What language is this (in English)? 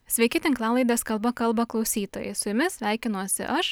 Lithuanian